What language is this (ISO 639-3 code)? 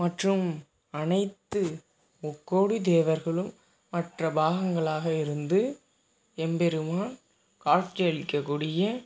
tam